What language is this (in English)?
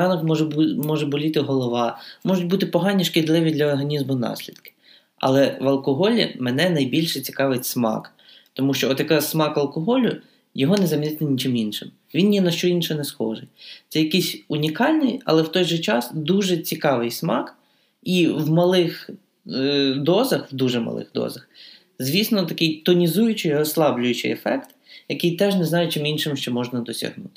Ukrainian